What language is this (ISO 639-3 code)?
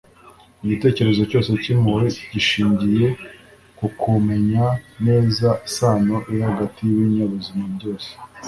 kin